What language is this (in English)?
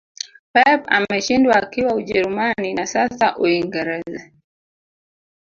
Swahili